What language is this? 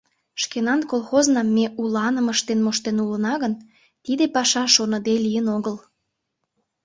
Mari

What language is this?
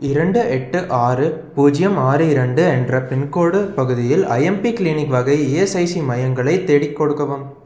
Tamil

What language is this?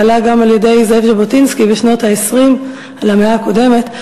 Hebrew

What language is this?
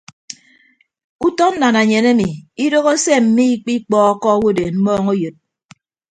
Ibibio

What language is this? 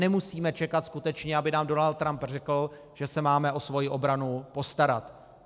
Czech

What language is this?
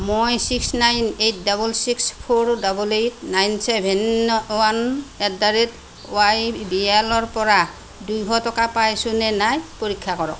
Assamese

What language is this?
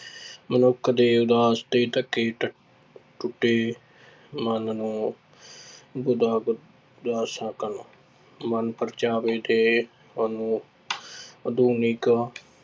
Punjabi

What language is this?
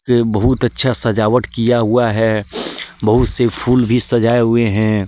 Hindi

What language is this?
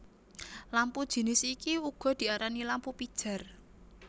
Javanese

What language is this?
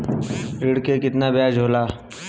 Bhojpuri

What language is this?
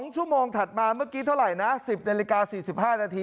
Thai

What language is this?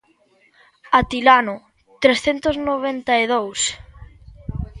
Galician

